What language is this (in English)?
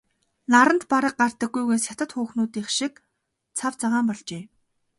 Mongolian